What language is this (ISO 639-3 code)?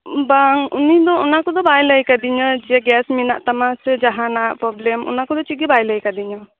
sat